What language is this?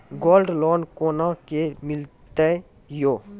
Maithili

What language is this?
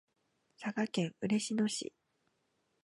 Japanese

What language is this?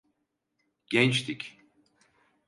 Turkish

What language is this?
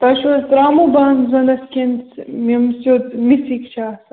Kashmiri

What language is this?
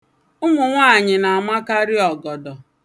Igbo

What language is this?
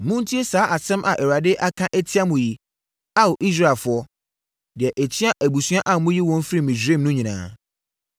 Akan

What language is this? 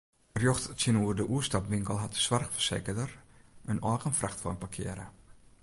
Western Frisian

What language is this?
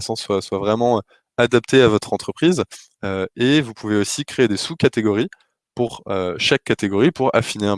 French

